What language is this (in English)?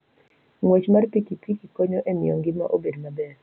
Luo (Kenya and Tanzania)